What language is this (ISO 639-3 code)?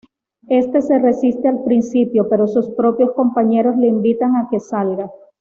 spa